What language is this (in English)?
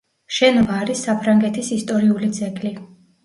Georgian